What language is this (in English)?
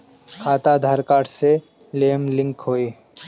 Bhojpuri